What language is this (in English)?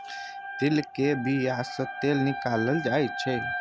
Maithili